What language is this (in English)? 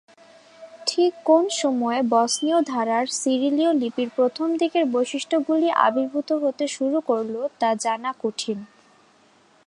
Bangla